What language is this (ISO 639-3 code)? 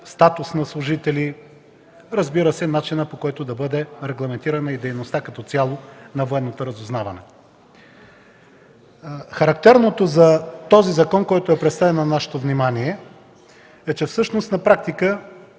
bul